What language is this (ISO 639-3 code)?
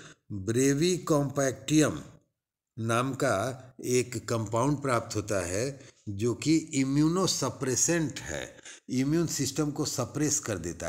hin